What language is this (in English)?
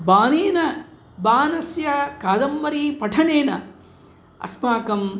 Sanskrit